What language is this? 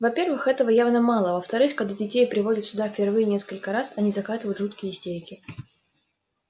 Russian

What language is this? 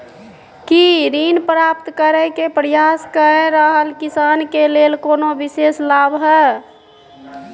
Maithili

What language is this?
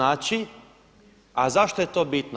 Croatian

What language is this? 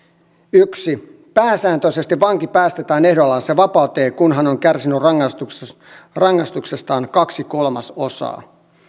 Finnish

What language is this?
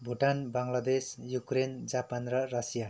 Nepali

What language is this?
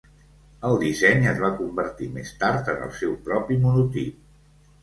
Catalan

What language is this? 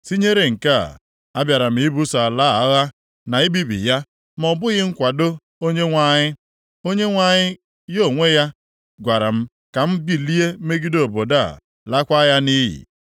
Igbo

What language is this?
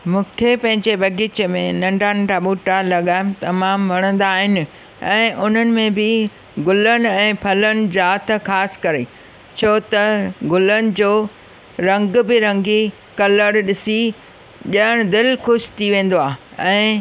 Sindhi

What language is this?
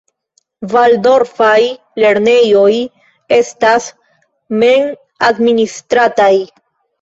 Esperanto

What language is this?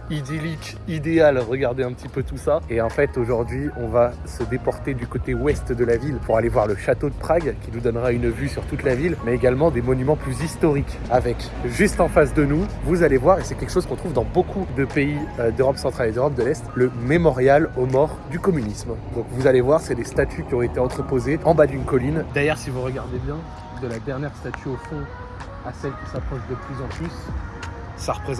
French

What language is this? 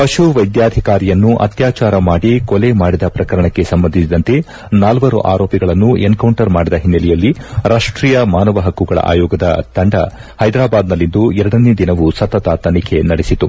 Kannada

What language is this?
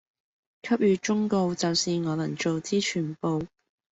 Cantonese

